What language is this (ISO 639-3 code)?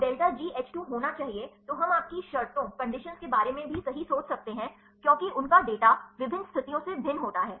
hin